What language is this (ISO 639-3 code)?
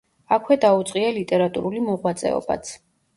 kat